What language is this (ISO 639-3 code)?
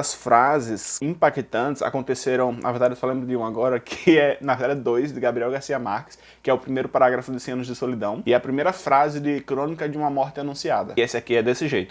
por